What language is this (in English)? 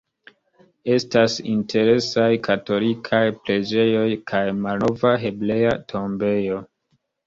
Esperanto